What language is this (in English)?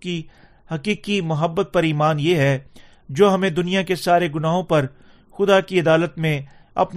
Urdu